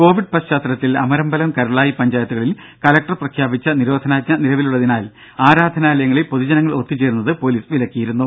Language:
Malayalam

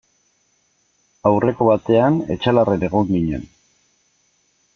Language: Basque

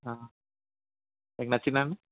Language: Telugu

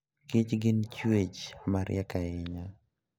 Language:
Luo (Kenya and Tanzania)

